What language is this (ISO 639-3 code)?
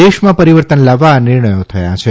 guj